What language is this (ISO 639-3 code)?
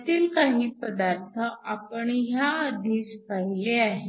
mar